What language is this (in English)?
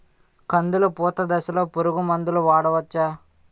Telugu